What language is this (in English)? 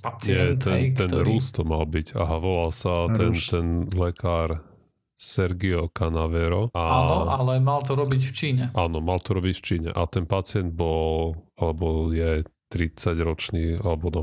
Slovak